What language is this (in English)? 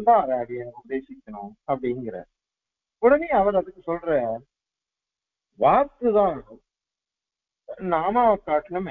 Arabic